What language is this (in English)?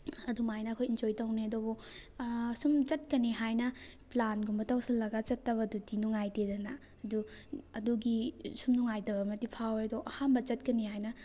Manipuri